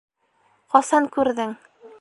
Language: Bashkir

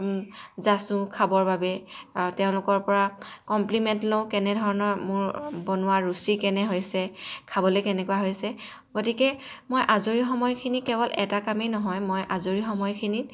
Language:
Assamese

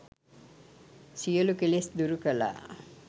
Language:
Sinhala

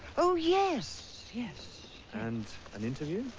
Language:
English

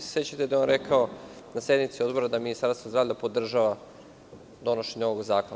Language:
Serbian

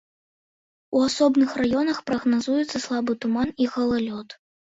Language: Belarusian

